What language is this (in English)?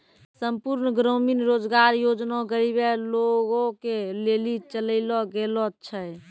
Maithili